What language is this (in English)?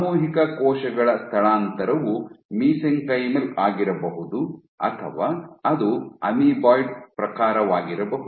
Kannada